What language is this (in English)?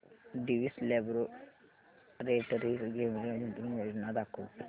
Marathi